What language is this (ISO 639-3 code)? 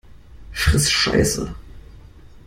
deu